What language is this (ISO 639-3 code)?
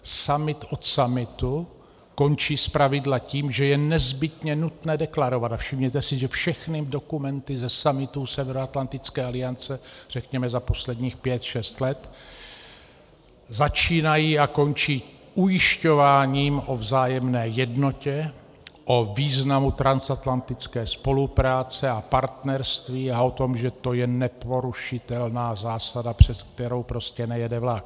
ces